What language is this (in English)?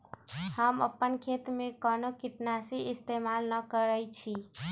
Magahi